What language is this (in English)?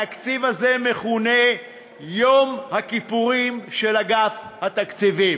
Hebrew